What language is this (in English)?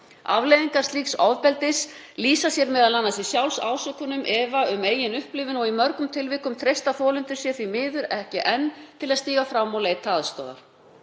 Icelandic